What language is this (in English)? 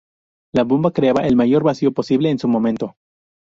Spanish